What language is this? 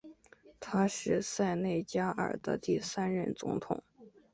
Chinese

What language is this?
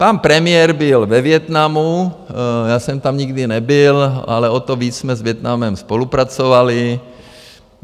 Czech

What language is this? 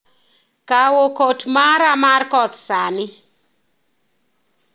Luo (Kenya and Tanzania)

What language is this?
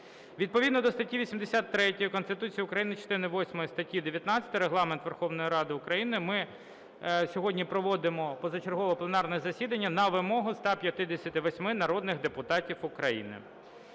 Ukrainian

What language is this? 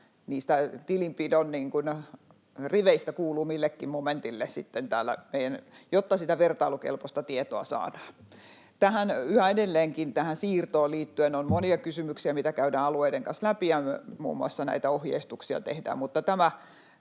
Finnish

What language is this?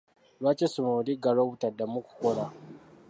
Ganda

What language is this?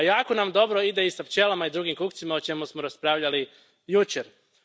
Croatian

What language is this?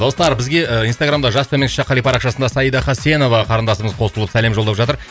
Kazakh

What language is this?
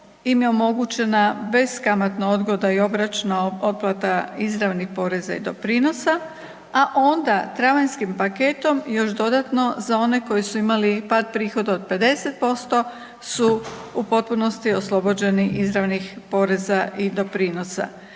Croatian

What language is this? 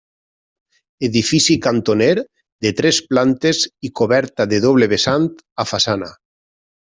Catalan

